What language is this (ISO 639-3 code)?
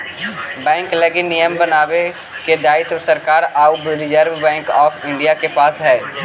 mag